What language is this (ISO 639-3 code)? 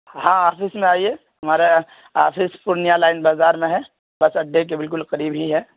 urd